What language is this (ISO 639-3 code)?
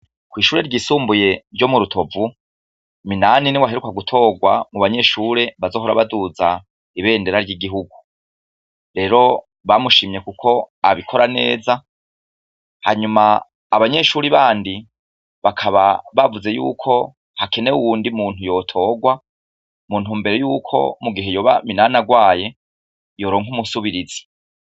run